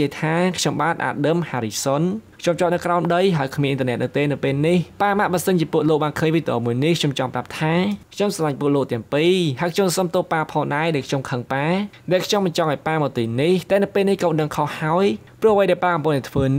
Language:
Thai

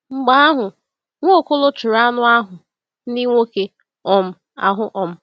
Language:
Igbo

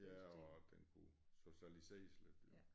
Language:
Danish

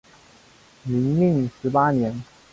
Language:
Chinese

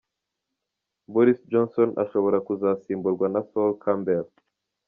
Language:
Kinyarwanda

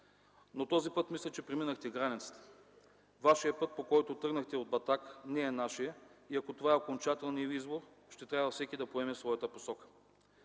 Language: Bulgarian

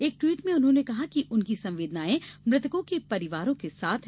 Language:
Hindi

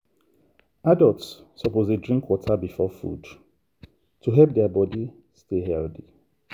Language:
Nigerian Pidgin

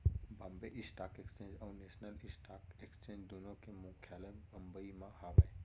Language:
Chhattisgarhi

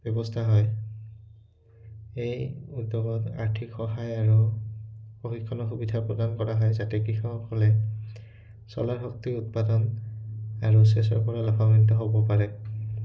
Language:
Assamese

